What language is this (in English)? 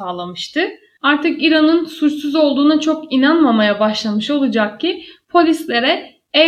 Turkish